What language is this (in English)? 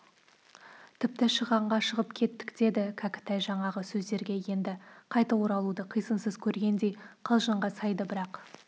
Kazakh